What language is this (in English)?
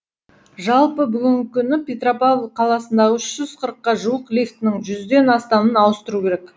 Kazakh